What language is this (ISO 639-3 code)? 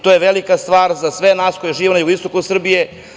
srp